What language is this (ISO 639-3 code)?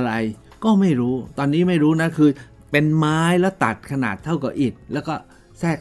tha